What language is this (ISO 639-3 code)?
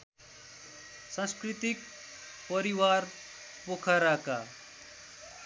nep